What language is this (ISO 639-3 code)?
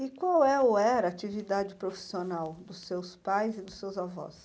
por